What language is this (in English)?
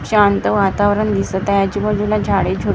Marathi